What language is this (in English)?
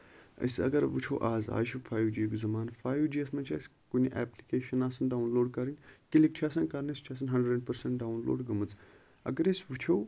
Kashmiri